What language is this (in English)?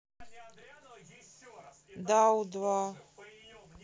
Russian